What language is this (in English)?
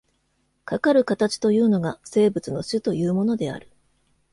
Japanese